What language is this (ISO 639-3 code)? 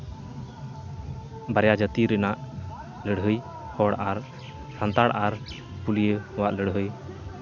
sat